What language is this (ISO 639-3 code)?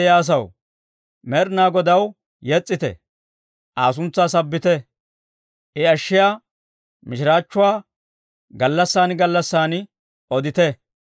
dwr